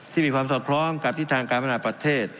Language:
Thai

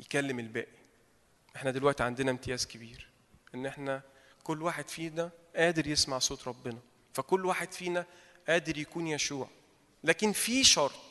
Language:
Arabic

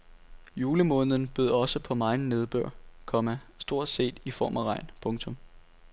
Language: Danish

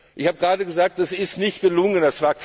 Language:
German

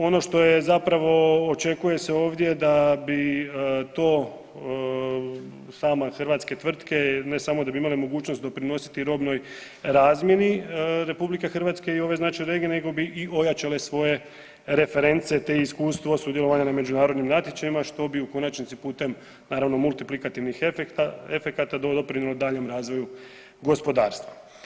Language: Croatian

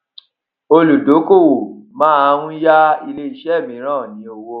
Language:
Yoruba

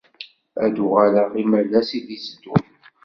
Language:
Kabyle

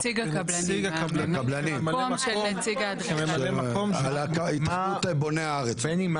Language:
Hebrew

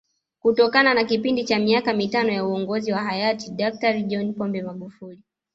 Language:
Swahili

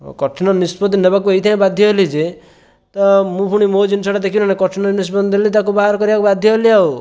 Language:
Odia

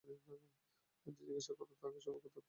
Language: Bangla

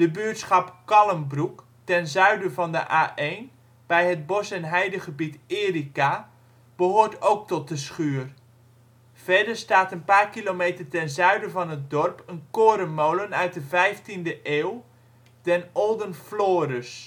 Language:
Dutch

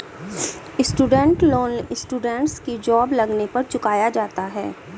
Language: Hindi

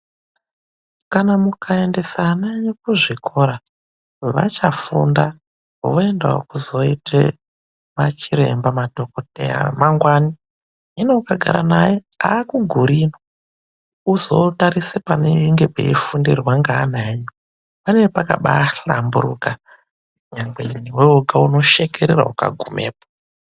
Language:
Ndau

